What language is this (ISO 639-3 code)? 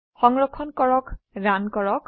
asm